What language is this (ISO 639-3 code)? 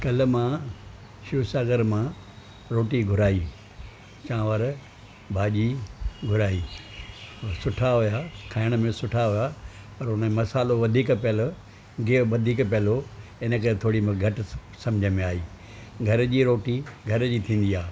snd